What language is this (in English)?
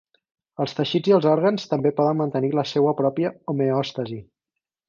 Catalan